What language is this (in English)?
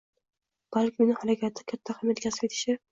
Uzbek